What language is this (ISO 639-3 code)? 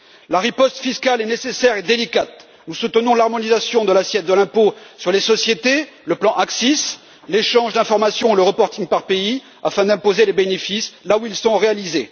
fra